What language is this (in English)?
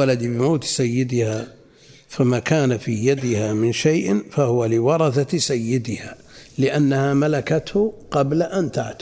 Arabic